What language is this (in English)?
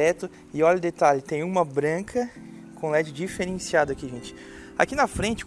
Portuguese